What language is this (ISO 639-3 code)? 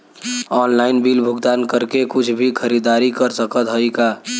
bho